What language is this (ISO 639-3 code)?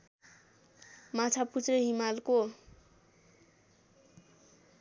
nep